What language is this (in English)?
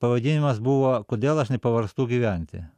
Lithuanian